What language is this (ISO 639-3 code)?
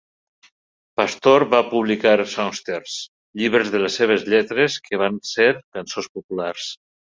cat